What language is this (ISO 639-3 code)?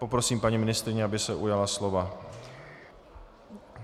ces